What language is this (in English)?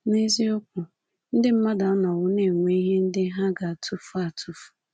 Igbo